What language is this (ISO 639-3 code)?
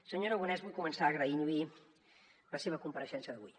cat